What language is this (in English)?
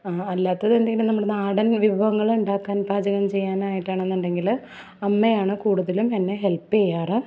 Malayalam